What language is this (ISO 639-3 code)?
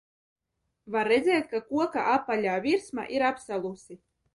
lav